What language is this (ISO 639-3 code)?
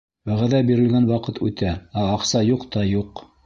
bak